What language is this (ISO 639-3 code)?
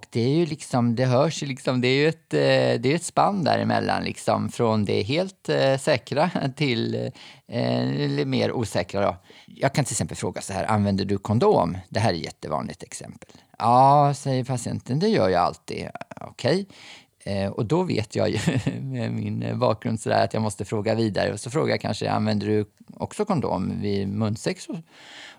swe